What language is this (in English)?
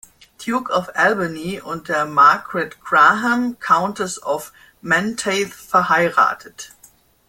German